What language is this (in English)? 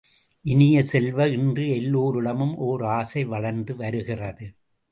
Tamil